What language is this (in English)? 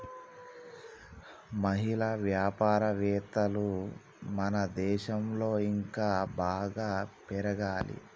Telugu